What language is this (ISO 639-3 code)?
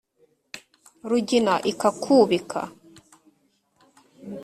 kin